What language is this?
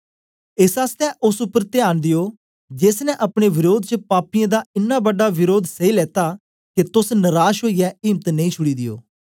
Dogri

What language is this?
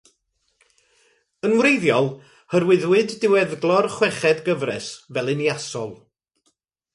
Welsh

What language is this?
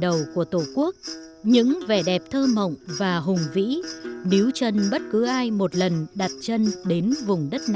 Vietnamese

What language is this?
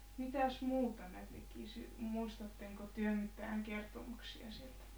Finnish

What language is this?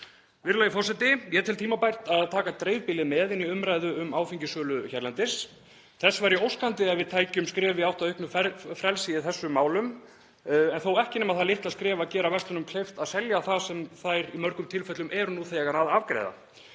Icelandic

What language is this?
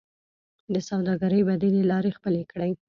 Pashto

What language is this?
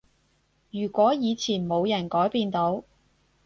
Cantonese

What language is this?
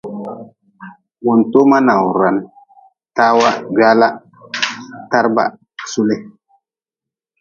Nawdm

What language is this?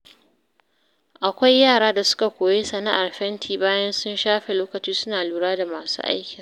Hausa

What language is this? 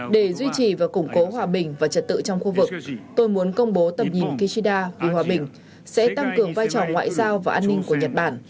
Vietnamese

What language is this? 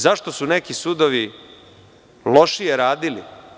Serbian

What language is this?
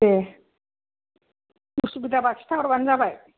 Bodo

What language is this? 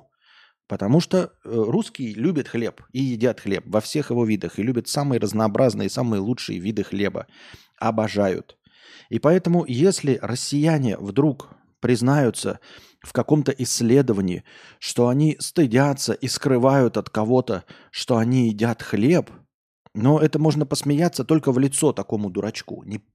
Russian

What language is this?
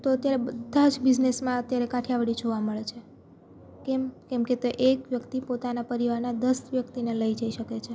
Gujarati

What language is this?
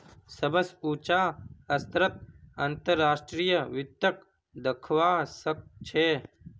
Magahi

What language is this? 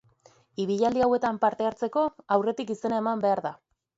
Basque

